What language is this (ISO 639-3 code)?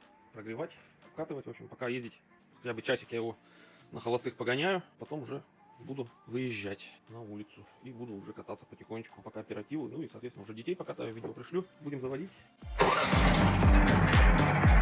rus